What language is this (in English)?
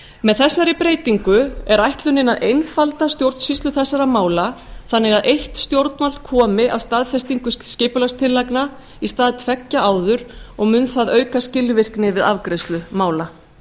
Icelandic